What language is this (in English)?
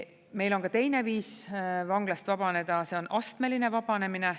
Estonian